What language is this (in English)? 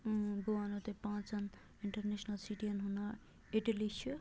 Kashmiri